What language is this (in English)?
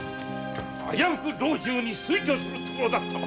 Japanese